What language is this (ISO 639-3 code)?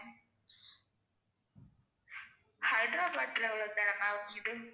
tam